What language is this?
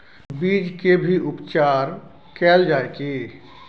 Maithili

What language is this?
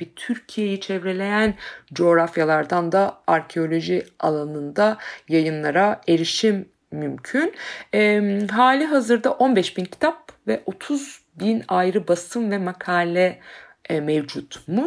Turkish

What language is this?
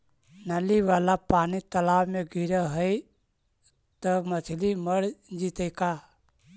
Magahi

